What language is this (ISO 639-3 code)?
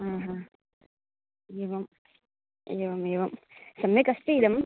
san